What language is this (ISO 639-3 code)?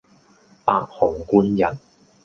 yue